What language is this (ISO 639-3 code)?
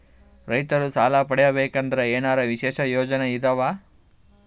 kan